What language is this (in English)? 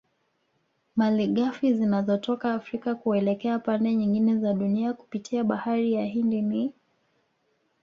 Swahili